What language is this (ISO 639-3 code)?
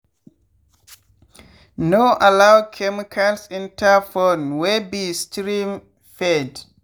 pcm